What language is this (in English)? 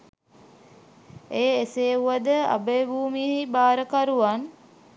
Sinhala